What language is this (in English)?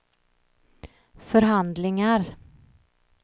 Swedish